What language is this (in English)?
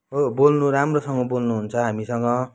Nepali